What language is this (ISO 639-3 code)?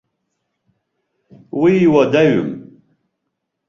abk